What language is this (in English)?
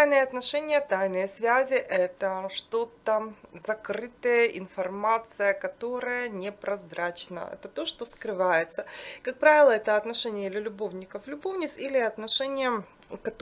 Russian